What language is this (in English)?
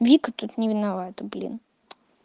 Russian